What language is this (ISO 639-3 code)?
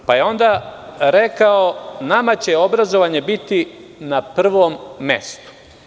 srp